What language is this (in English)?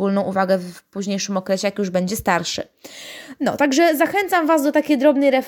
Polish